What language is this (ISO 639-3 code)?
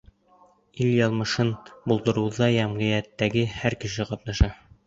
bak